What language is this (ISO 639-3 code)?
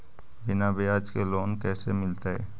mag